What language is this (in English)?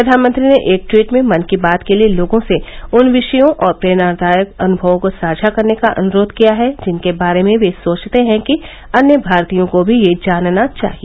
Hindi